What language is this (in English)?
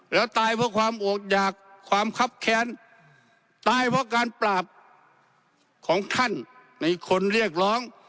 Thai